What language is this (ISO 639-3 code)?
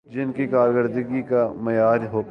urd